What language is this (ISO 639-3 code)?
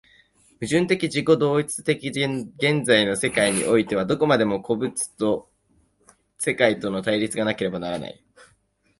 jpn